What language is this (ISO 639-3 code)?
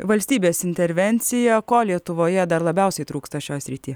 lit